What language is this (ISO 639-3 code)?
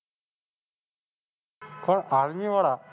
guj